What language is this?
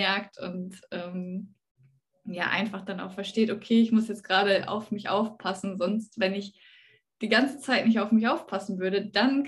German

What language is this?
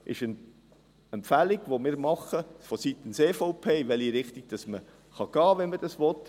Swiss German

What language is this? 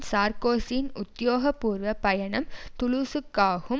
Tamil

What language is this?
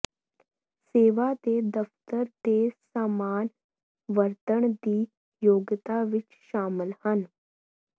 Punjabi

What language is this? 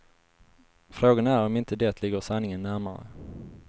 Swedish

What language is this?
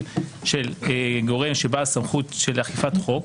Hebrew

